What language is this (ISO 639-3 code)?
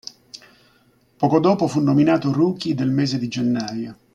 ita